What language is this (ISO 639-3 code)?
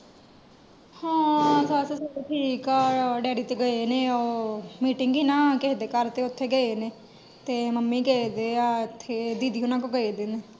pan